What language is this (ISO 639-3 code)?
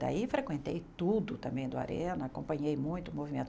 por